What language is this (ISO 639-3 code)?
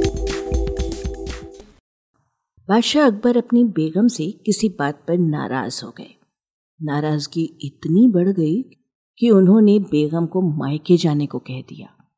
hin